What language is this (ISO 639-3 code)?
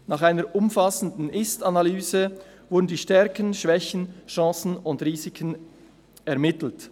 gsw